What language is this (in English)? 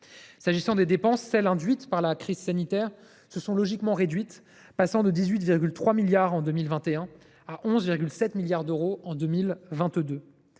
French